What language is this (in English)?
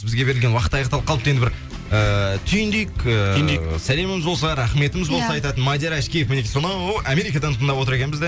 Kazakh